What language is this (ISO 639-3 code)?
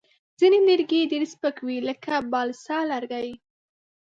pus